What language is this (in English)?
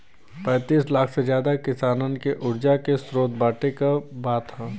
Bhojpuri